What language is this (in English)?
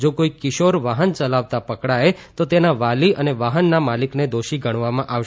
Gujarati